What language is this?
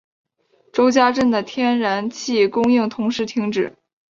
Chinese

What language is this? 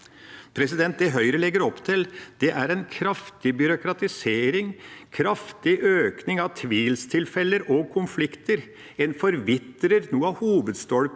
Norwegian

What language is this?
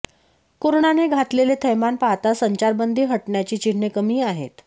Marathi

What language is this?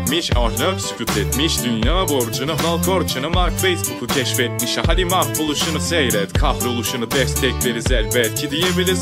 Turkish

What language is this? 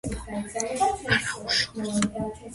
Georgian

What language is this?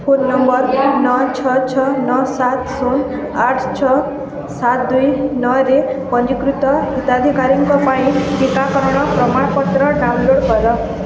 Odia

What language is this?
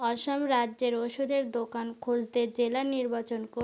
Bangla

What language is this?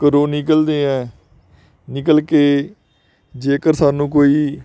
Punjabi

